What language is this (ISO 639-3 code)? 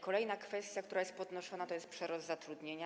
pol